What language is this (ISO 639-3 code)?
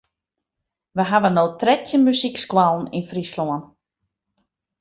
fry